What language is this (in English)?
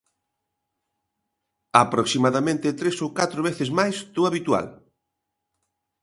Galician